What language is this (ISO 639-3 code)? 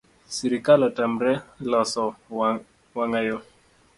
luo